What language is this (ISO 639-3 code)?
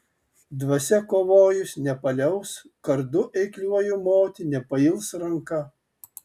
lit